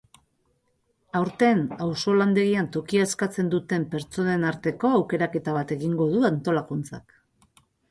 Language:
Basque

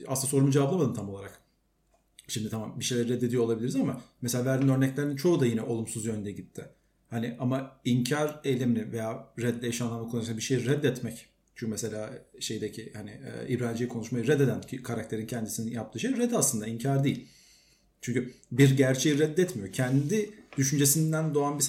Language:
Turkish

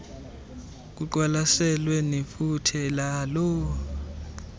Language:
Xhosa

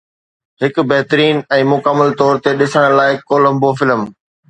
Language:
Sindhi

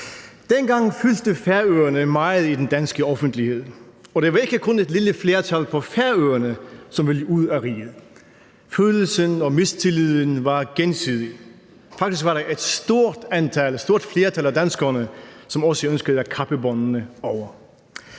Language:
Danish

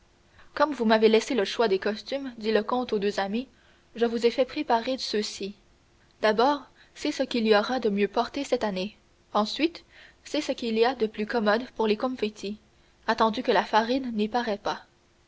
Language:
French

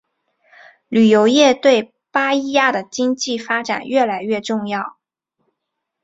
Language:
Chinese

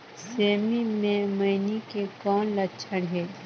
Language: Chhattisgarhi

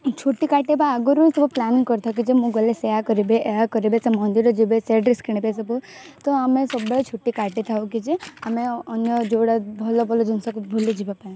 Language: Odia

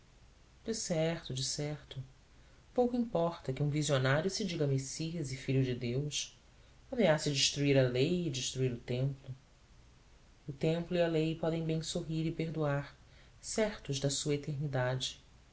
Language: Portuguese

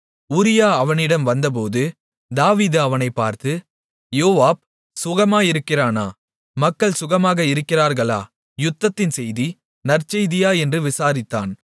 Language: Tamil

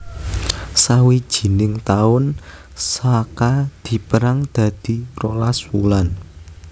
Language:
Javanese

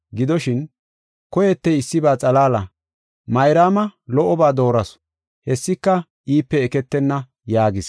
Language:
Gofa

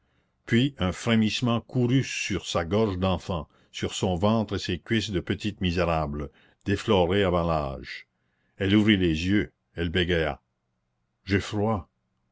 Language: French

